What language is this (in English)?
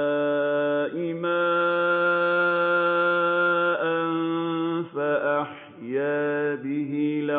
Arabic